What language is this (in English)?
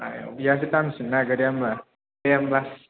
Bodo